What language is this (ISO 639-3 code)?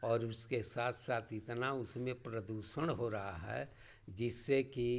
hin